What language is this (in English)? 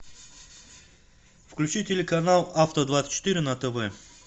Russian